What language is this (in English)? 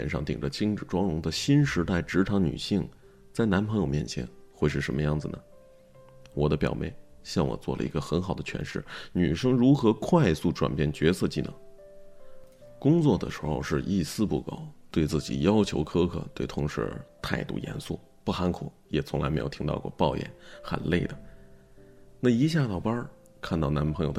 Chinese